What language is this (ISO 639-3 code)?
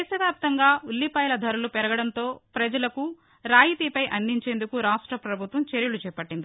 tel